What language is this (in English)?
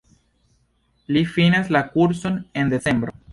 Esperanto